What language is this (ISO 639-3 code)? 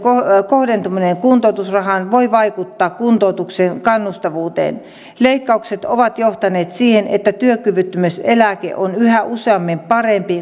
fin